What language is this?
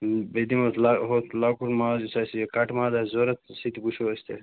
Kashmiri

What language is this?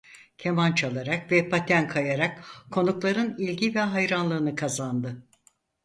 Turkish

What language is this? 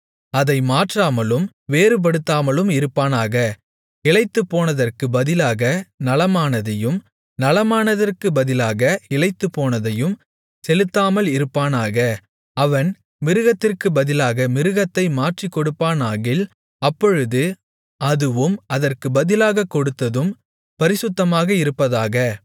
Tamil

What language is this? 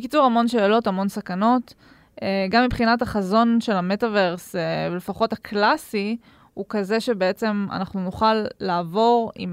Hebrew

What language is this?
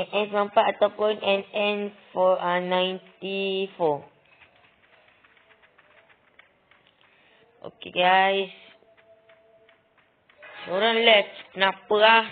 Malay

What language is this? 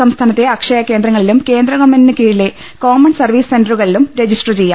Malayalam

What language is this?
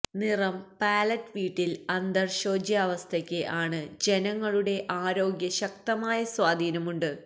Malayalam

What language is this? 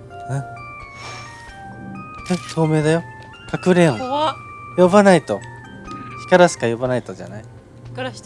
Japanese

